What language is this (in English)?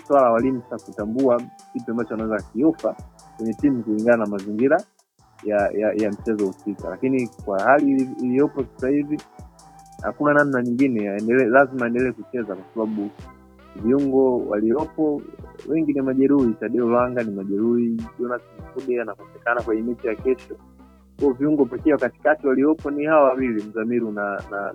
Swahili